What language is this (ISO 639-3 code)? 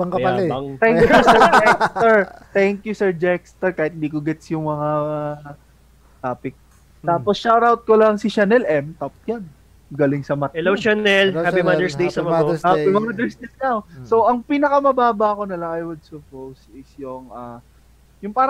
fil